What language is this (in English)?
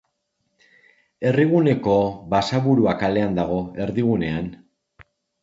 Basque